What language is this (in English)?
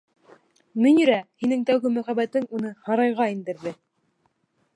Bashkir